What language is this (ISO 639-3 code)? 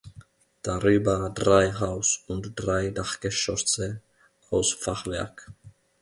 deu